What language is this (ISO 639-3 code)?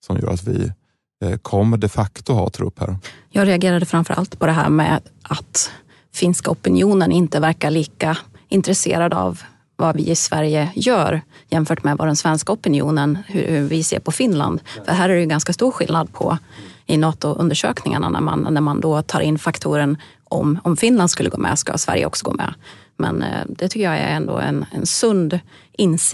swe